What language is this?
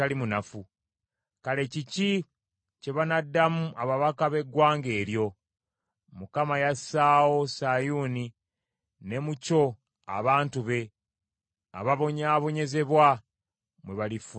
Ganda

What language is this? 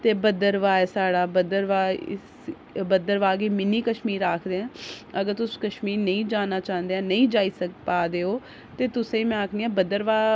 Dogri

